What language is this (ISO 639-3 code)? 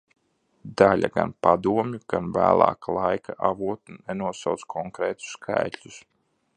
lav